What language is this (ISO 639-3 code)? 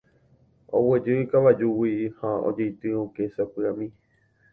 grn